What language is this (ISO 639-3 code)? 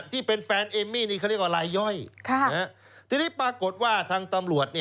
tha